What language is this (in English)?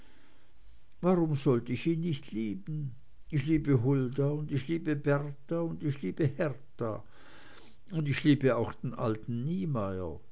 German